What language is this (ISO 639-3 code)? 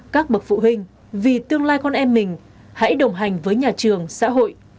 vie